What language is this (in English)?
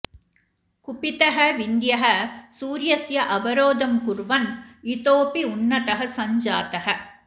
Sanskrit